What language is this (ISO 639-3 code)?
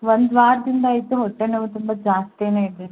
kan